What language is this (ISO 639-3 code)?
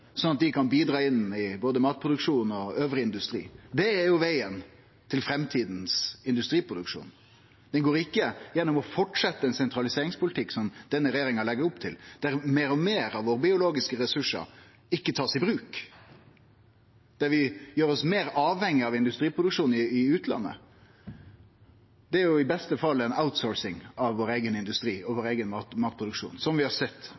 nno